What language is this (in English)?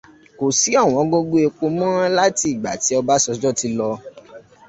Yoruba